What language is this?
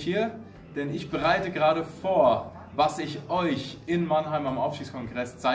German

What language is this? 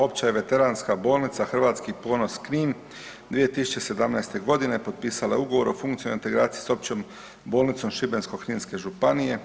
Croatian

